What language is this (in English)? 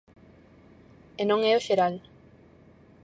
Galician